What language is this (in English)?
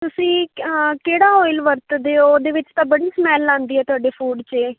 Punjabi